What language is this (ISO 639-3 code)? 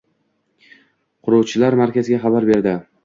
uzb